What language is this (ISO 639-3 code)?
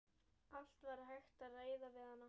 isl